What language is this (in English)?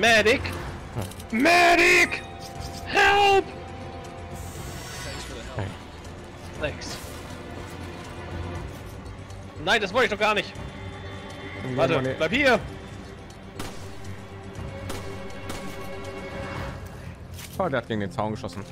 German